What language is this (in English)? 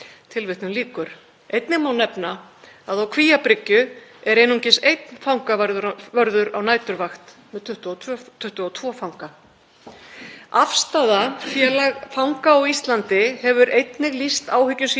Icelandic